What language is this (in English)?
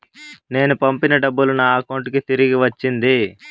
Telugu